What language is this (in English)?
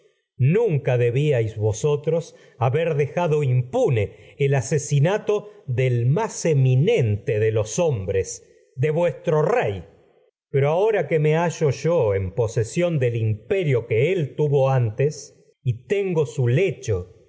Spanish